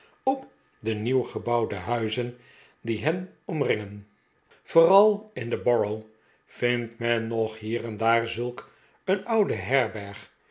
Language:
Dutch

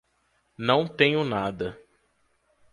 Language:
Portuguese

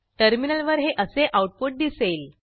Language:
Marathi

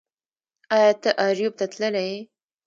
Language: Pashto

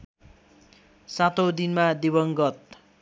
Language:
Nepali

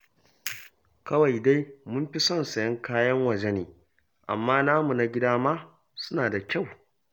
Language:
Hausa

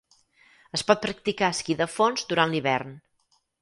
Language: Catalan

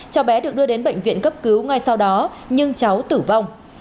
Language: Vietnamese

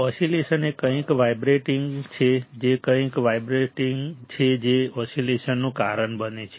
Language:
Gujarati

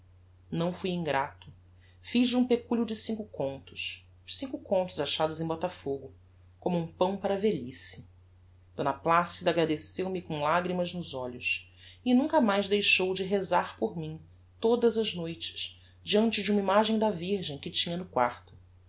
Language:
Portuguese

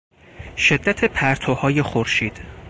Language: Persian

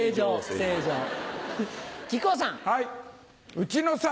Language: Japanese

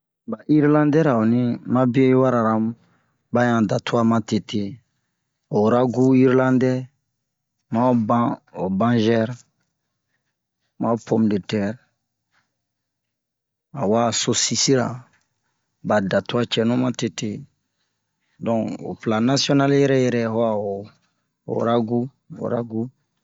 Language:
Bomu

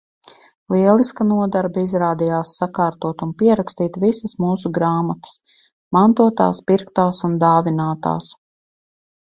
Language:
Latvian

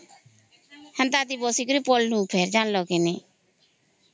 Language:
Odia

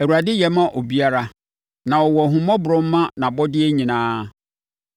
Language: Akan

